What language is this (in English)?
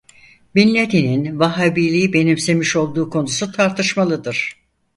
Turkish